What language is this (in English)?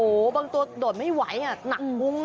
Thai